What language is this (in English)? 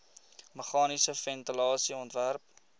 Afrikaans